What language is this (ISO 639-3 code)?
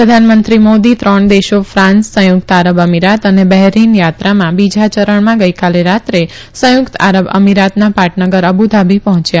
guj